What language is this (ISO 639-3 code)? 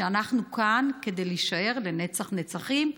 heb